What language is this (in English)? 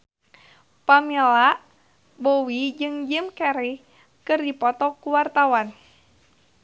Sundanese